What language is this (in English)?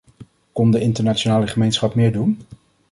Dutch